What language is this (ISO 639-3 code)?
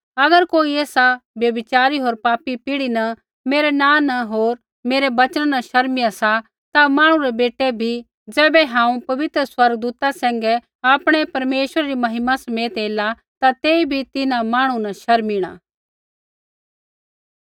kfx